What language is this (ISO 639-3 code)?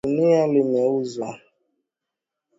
swa